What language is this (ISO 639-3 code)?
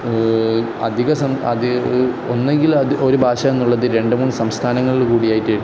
mal